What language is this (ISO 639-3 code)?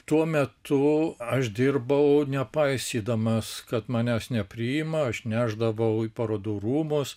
lit